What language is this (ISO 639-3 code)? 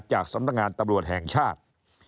tha